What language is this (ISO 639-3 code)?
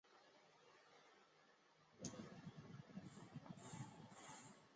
zho